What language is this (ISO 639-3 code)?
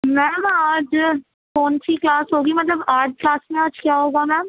urd